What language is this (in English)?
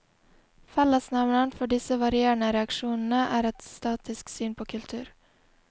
Norwegian